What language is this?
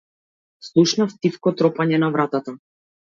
Macedonian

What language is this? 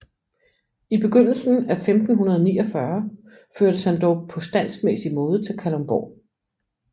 Danish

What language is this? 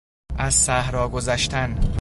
Persian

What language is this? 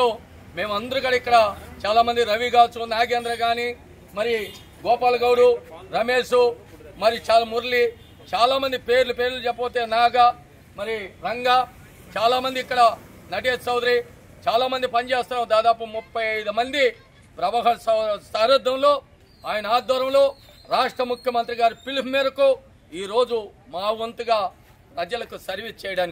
Telugu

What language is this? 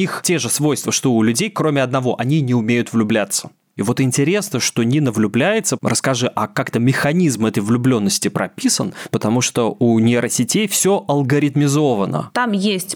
Russian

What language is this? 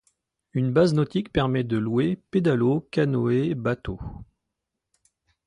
French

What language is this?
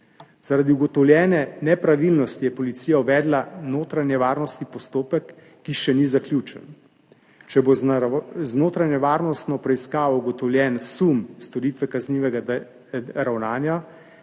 Slovenian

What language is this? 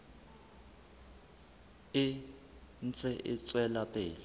Southern Sotho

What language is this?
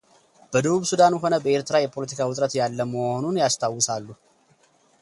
Amharic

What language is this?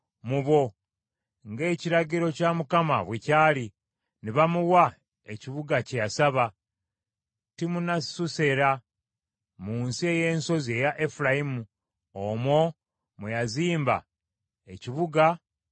Ganda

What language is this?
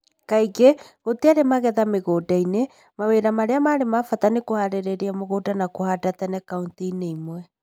Kikuyu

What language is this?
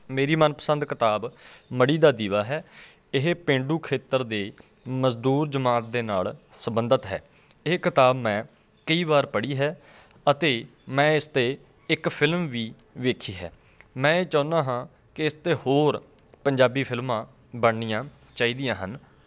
Punjabi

